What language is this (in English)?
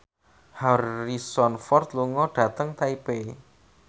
Javanese